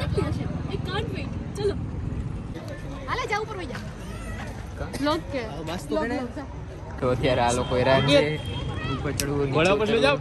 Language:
Hindi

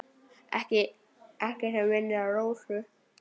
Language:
Icelandic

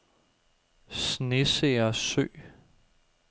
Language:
Danish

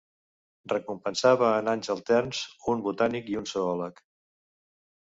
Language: Catalan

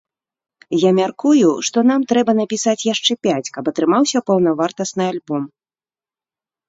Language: Belarusian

